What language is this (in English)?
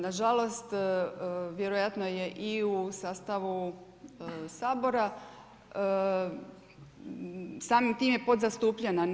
Croatian